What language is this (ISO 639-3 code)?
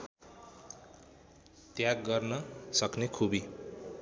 nep